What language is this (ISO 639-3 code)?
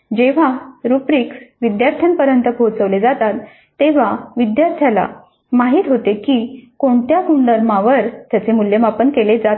mar